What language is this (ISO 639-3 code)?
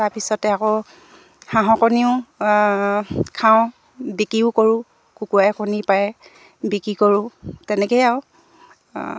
asm